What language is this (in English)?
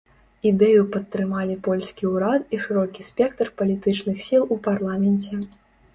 Belarusian